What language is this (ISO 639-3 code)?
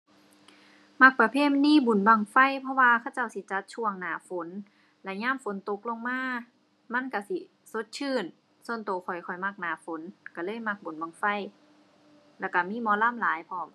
tha